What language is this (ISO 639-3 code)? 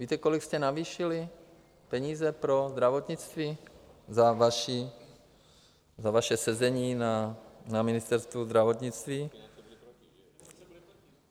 ces